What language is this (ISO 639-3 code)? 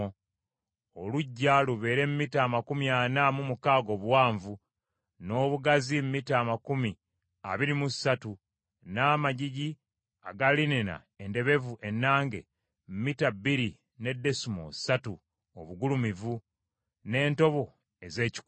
lug